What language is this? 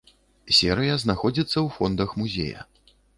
Belarusian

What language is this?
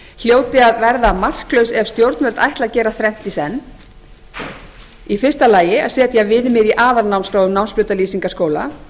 Icelandic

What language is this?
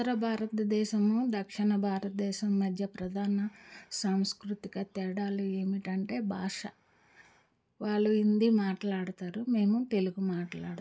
Telugu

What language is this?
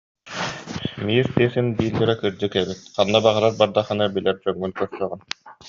Yakut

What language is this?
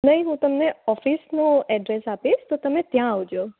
Gujarati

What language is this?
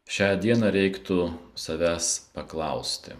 Lithuanian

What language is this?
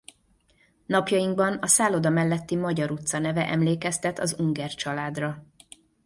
Hungarian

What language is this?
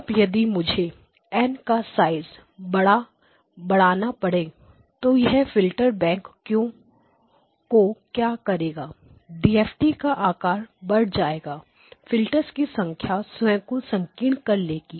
Hindi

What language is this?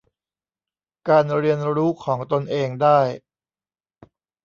Thai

